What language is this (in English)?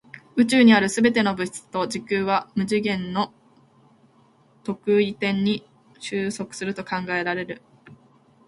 Japanese